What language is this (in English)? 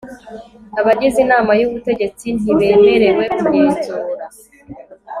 Kinyarwanda